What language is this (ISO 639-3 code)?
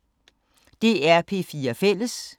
dan